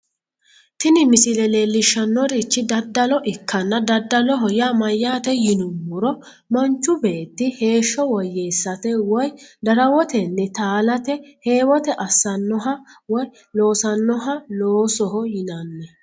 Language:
Sidamo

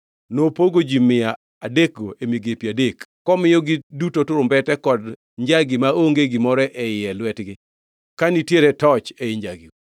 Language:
Luo (Kenya and Tanzania)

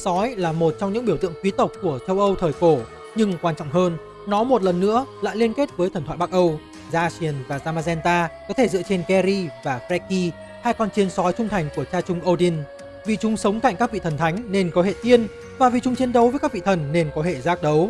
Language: Vietnamese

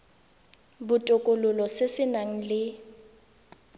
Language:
Tswana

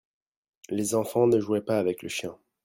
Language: French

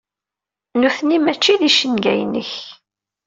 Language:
Kabyle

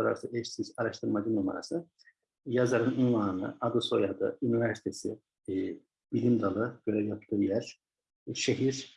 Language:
Turkish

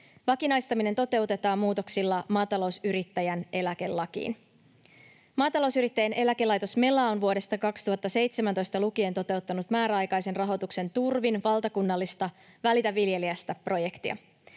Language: Finnish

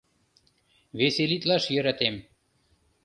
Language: Mari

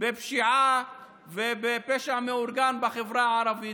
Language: Hebrew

